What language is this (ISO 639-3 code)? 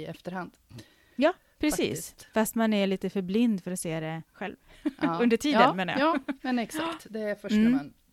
swe